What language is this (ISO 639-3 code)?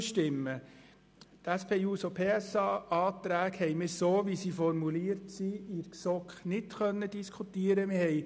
gsw